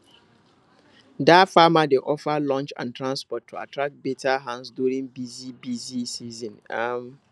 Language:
Nigerian Pidgin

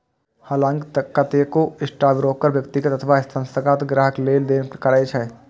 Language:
Maithili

